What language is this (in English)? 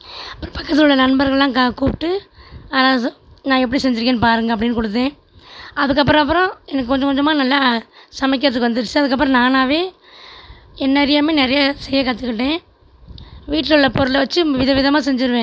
Tamil